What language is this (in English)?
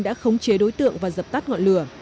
Vietnamese